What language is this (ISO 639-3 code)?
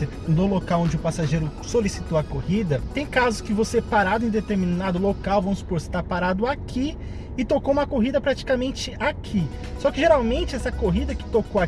por